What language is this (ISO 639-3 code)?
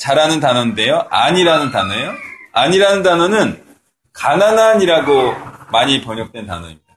kor